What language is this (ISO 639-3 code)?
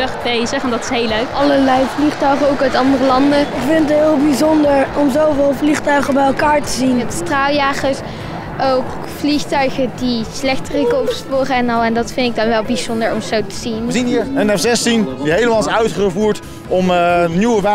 nld